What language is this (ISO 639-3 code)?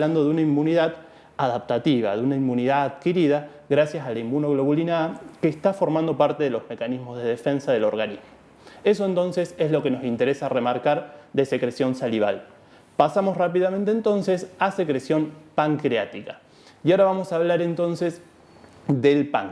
spa